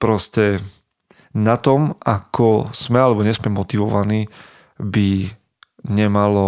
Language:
Slovak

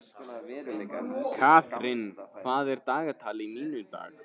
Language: Icelandic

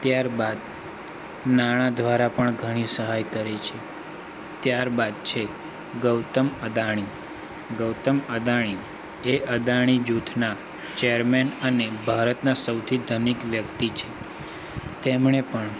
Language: Gujarati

